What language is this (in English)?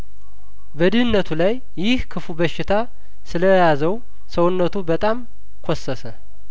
Amharic